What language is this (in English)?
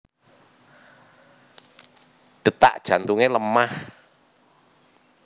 Javanese